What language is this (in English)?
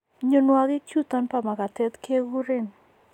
Kalenjin